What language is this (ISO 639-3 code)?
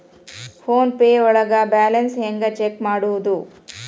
kan